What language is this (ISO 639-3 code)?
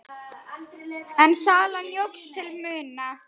isl